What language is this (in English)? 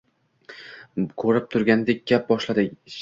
Uzbek